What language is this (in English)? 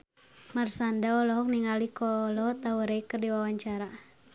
Sundanese